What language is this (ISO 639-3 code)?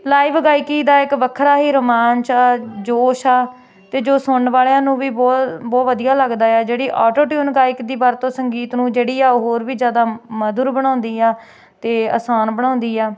pan